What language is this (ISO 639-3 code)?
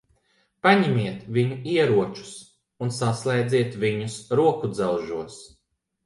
lav